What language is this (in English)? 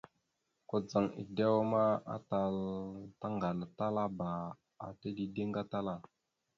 Mada (Cameroon)